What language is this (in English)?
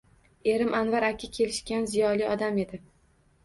Uzbek